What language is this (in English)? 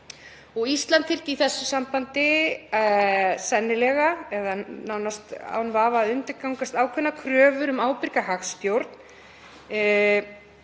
Icelandic